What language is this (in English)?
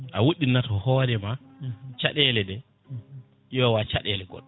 Fula